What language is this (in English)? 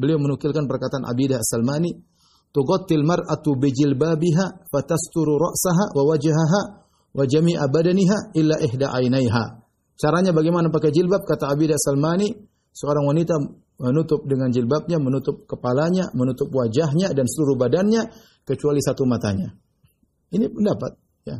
Indonesian